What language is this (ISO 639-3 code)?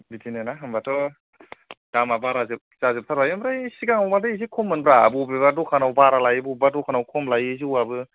brx